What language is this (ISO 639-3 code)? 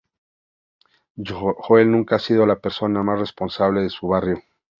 spa